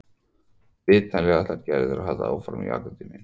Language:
Icelandic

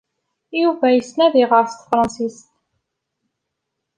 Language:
Kabyle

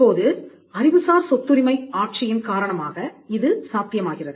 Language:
Tamil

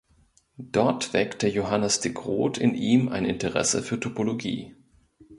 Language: German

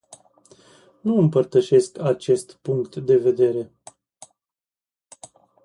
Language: Romanian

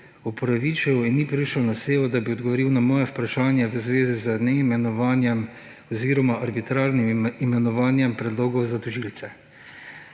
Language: Slovenian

